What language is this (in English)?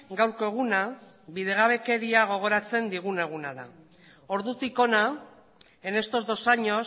Basque